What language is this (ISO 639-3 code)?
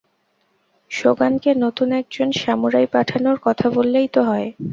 ben